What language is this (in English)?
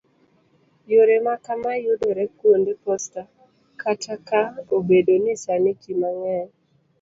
Luo (Kenya and Tanzania)